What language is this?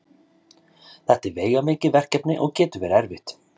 Icelandic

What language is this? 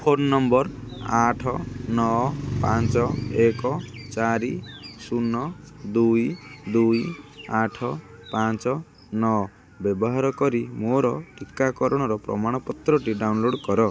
Odia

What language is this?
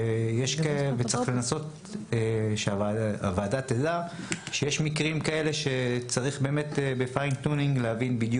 Hebrew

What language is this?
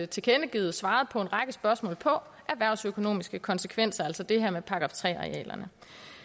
Danish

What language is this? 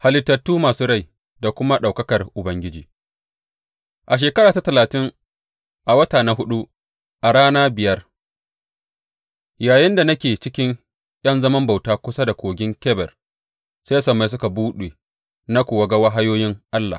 Hausa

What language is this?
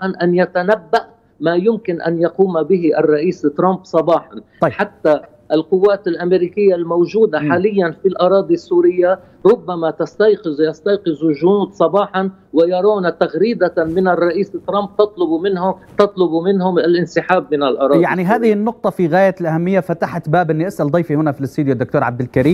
Arabic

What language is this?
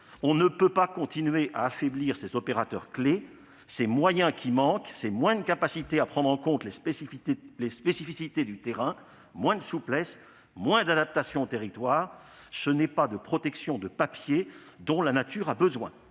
French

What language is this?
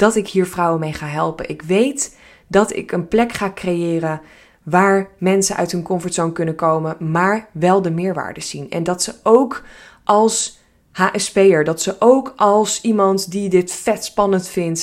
Dutch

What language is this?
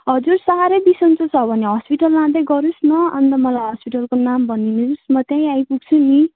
Nepali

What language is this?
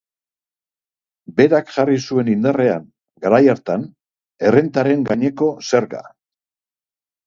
Basque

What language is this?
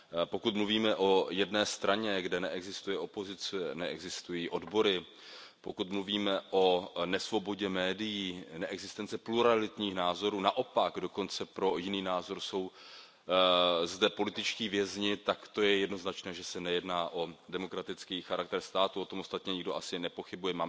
Czech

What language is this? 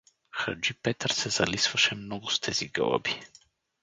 Bulgarian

